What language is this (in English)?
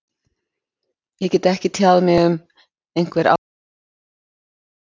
Icelandic